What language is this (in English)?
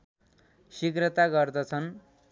Nepali